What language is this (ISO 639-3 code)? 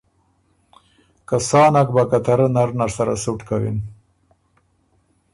oru